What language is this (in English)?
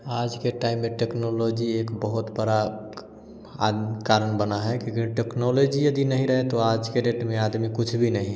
Hindi